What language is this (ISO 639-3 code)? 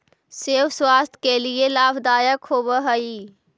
mag